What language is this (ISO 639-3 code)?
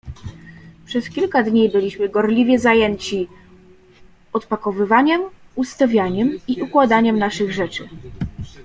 pol